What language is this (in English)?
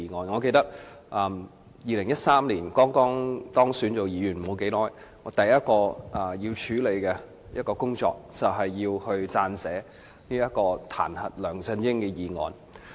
Cantonese